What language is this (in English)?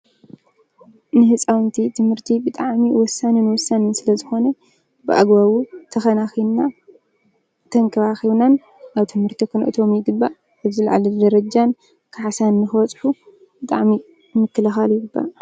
Tigrinya